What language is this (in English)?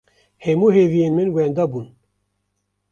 Kurdish